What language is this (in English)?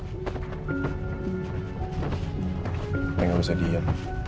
Indonesian